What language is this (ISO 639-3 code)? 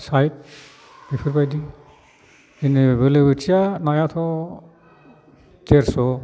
brx